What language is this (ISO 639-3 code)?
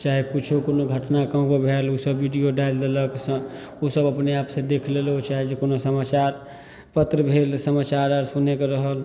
mai